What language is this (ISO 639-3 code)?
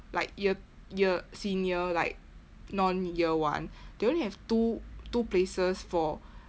eng